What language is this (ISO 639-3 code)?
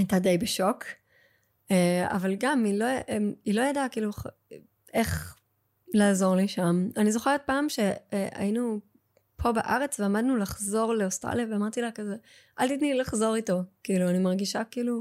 heb